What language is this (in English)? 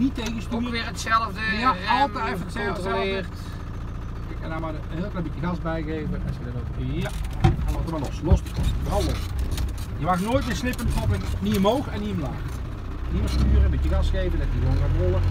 Dutch